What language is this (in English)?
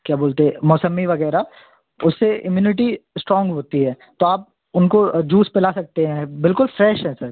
Hindi